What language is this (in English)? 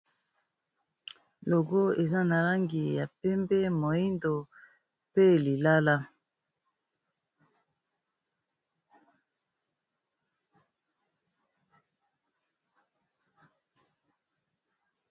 Lingala